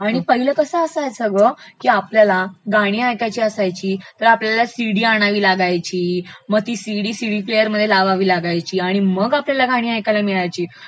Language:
Marathi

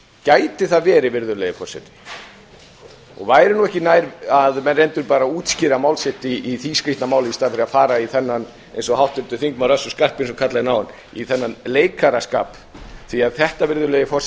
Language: Icelandic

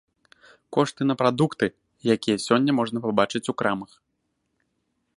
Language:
Belarusian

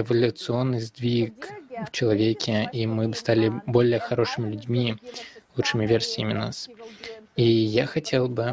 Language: Russian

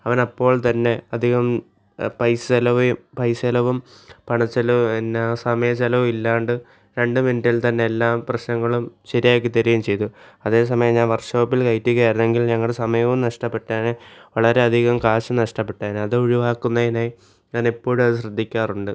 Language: Malayalam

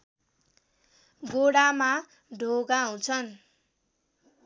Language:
Nepali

